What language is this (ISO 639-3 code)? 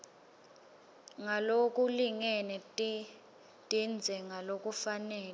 ssw